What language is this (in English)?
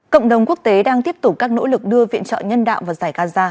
Vietnamese